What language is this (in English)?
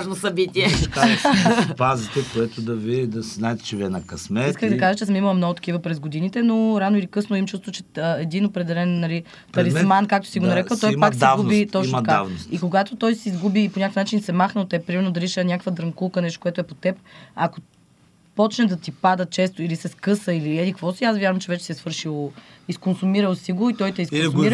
Bulgarian